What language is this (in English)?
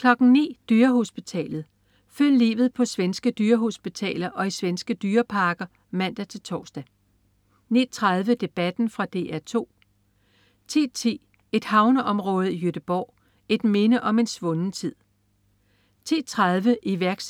Danish